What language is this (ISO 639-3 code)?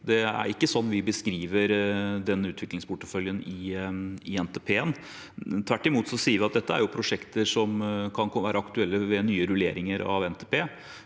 nor